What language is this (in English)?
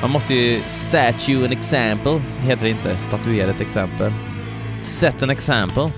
Swedish